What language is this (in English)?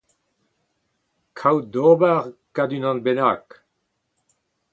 Breton